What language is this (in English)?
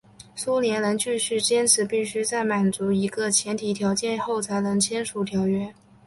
Chinese